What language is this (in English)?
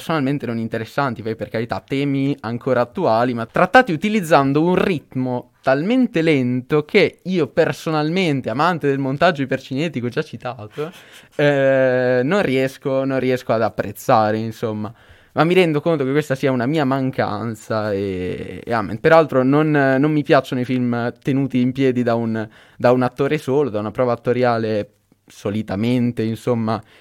Italian